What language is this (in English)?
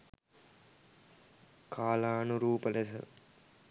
Sinhala